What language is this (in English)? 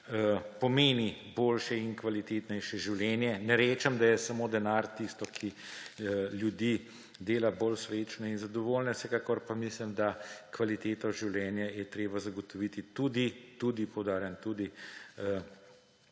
Slovenian